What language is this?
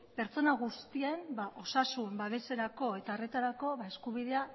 Basque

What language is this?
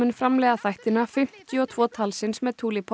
Icelandic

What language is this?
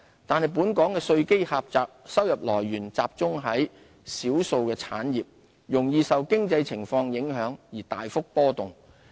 Cantonese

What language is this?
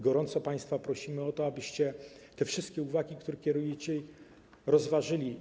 Polish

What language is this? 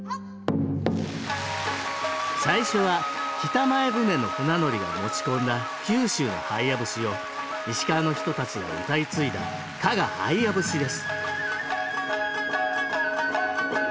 Japanese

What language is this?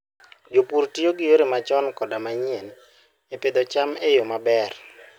Luo (Kenya and Tanzania)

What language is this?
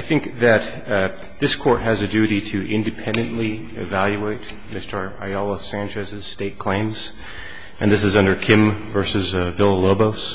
English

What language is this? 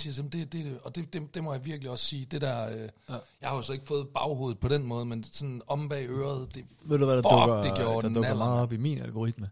Danish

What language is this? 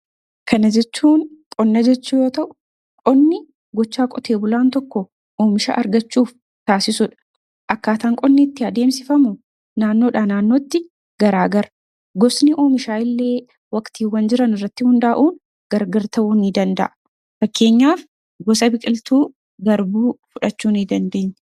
Oromo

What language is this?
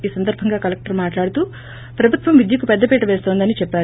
Telugu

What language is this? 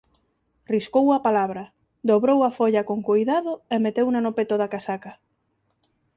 Galician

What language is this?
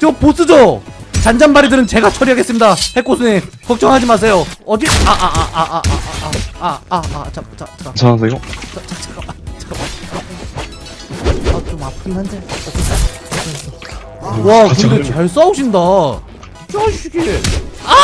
Korean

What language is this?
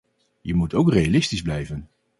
Dutch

